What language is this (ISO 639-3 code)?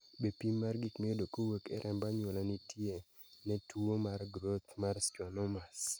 luo